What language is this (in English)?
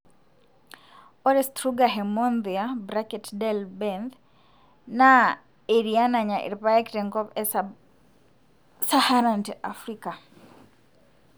Masai